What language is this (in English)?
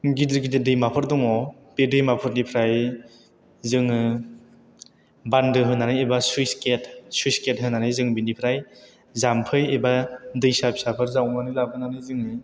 Bodo